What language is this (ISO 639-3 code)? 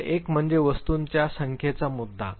mar